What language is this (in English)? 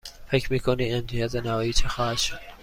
Persian